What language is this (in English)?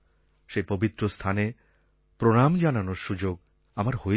Bangla